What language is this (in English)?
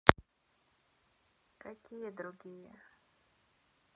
Russian